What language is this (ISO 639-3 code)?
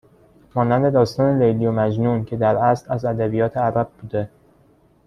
fas